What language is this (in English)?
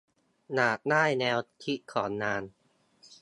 Thai